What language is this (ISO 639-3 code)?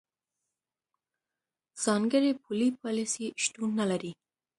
pus